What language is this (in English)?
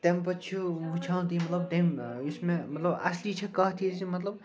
Kashmiri